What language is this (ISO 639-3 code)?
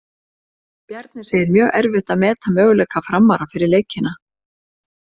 isl